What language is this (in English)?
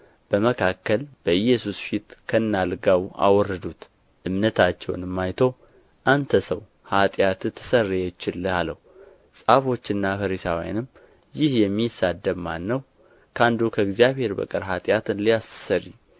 Amharic